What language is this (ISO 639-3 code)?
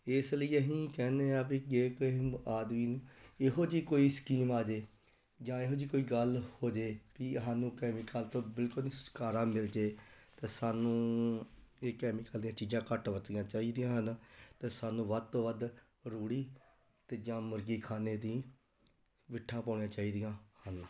pan